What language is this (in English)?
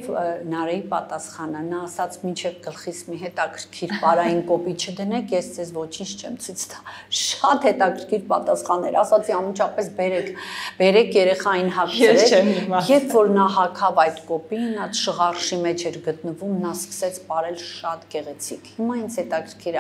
Romanian